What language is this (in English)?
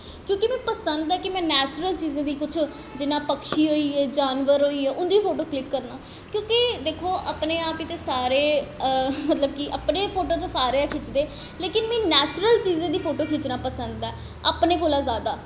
Dogri